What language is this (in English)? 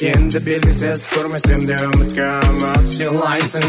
Kazakh